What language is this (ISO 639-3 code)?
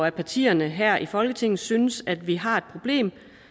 dan